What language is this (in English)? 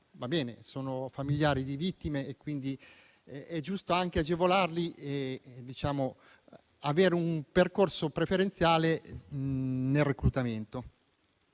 Italian